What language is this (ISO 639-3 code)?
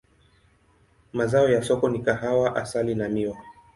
swa